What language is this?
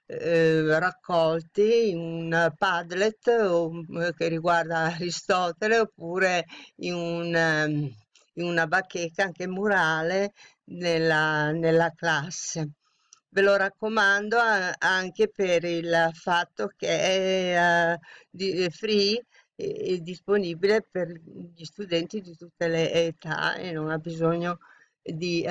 Italian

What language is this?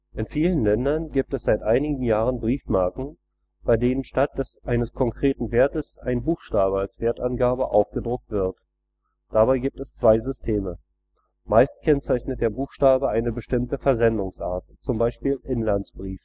German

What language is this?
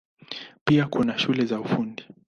Swahili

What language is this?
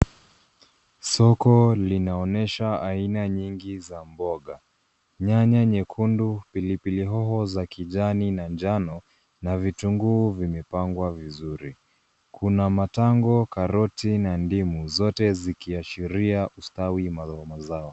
Swahili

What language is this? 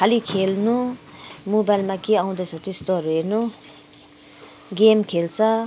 Nepali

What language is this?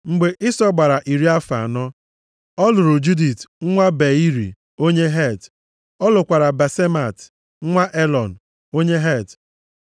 Igbo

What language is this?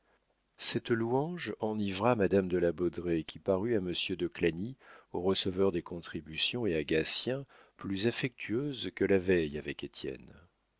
French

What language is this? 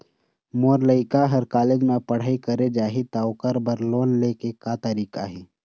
Chhattisgarhi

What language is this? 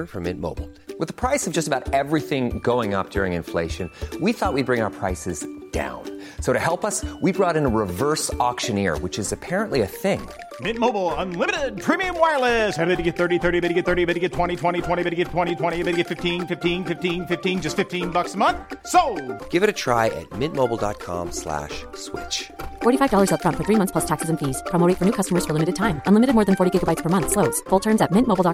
Swedish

